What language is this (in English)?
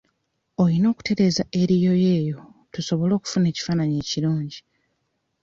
Ganda